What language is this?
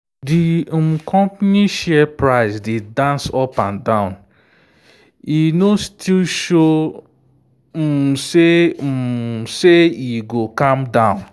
Nigerian Pidgin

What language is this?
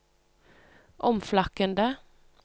Norwegian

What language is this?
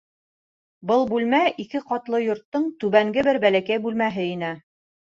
Bashkir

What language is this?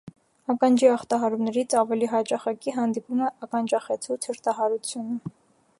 Armenian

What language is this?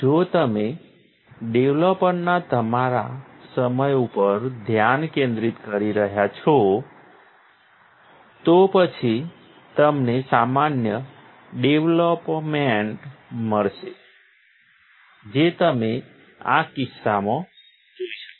Gujarati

